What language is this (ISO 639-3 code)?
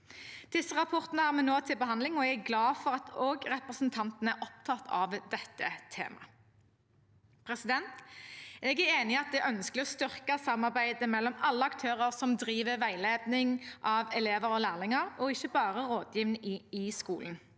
nor